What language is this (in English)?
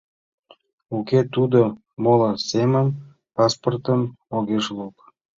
Mari